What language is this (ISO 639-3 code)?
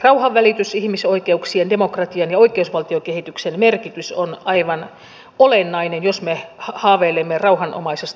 fin